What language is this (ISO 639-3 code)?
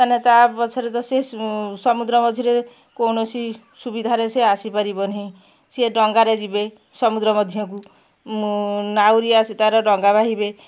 ori